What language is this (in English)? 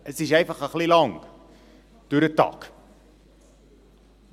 Swiss German